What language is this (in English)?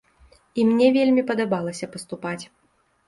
Belarusian